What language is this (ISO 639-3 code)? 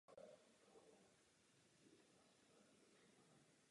ces